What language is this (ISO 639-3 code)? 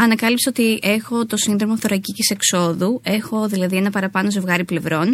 ell